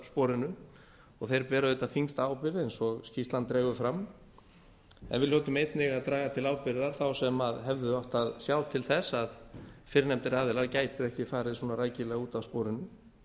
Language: Icelandic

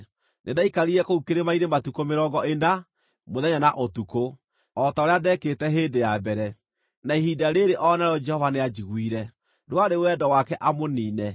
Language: Kikuyu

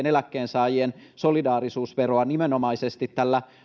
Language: Finnish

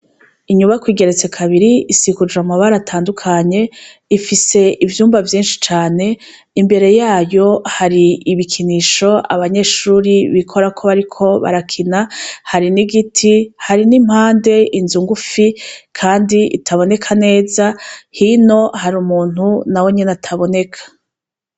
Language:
Rundi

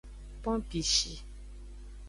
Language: Aja (Benin)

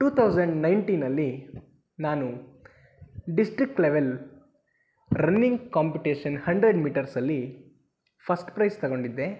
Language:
Kannada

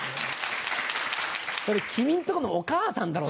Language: Japanese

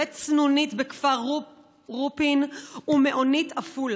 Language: Hebrew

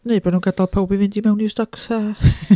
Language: Welsh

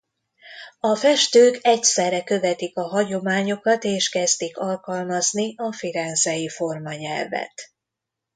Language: Hungarian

